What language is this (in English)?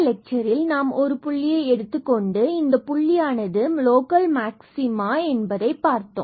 Tamil